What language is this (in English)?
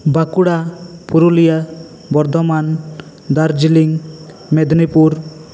Santali